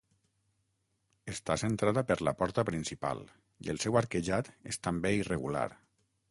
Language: Catalan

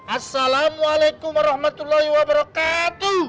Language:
Indonesian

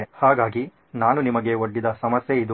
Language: Kannada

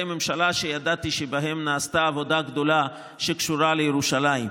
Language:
Hebrew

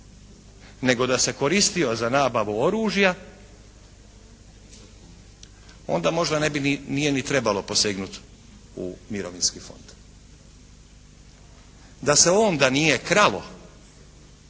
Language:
Croatian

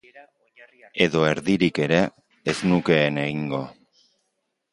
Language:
Basque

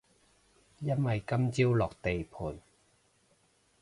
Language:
Cantonese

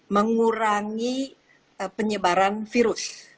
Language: Indonesian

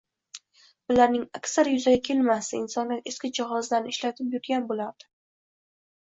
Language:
Uzbek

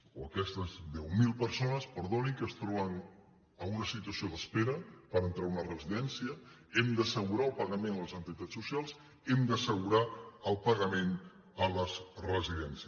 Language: Catalan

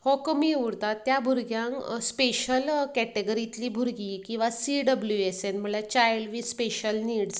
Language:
Konkani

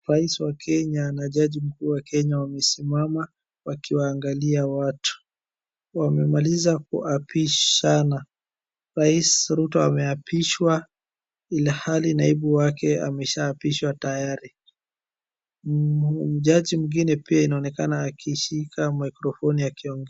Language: Swahili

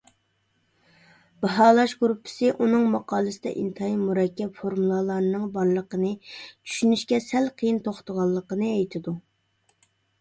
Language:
Uyghur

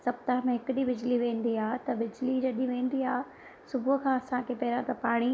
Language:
Sindhi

